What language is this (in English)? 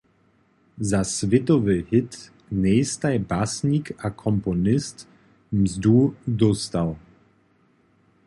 Upper Sorbian